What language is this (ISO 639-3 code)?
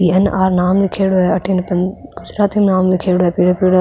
raj